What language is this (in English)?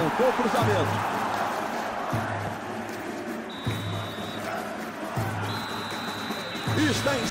Portuguese